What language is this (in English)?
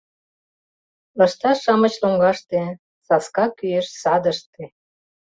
Mari